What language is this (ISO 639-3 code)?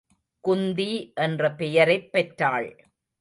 tam